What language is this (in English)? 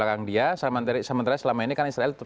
Indonesian